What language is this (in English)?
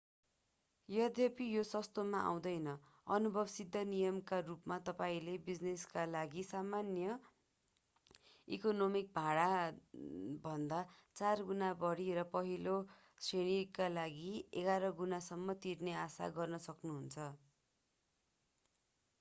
Nepali